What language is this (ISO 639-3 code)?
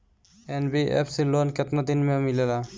bho